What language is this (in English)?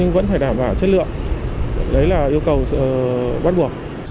Vietnamese